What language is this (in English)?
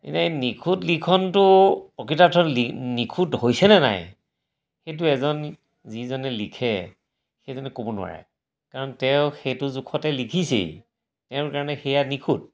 Assamese